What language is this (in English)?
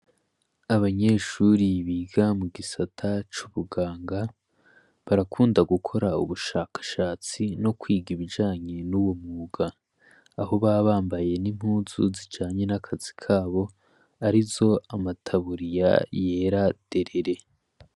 Rundi